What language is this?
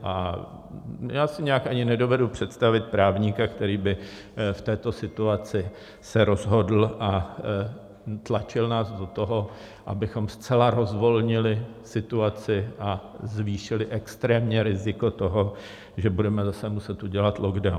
Czech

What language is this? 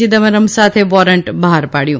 Gujarati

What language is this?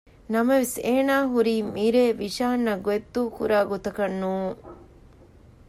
Divehi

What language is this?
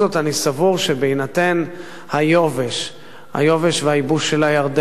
Hebrew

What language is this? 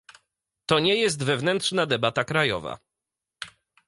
Polish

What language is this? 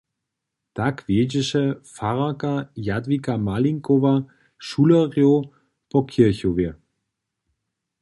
Upper Sorbian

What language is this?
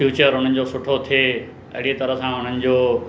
Sindhi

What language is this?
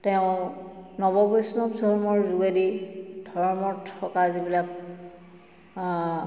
Assamese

